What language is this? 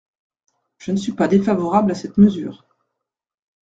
French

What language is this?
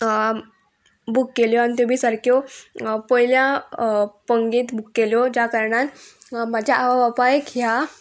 Konkani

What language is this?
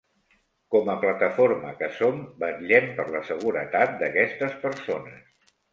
Catalan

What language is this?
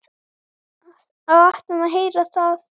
Icelandic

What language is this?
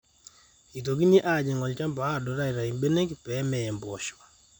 Masai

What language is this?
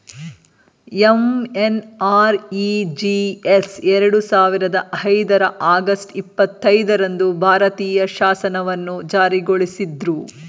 Kannada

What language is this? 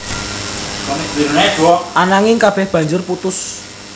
Javanese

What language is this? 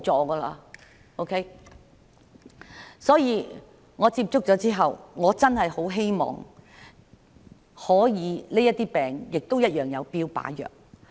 Cantonese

